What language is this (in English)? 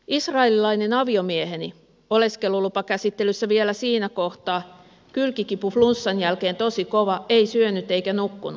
Finnish